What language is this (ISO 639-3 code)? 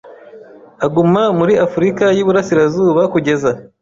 kin